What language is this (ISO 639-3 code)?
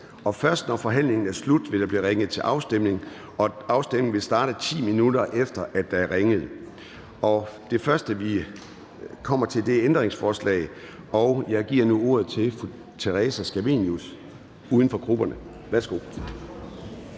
dan